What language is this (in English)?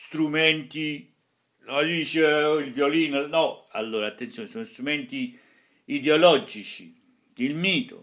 Italian